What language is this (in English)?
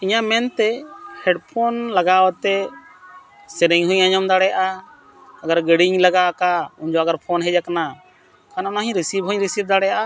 Santali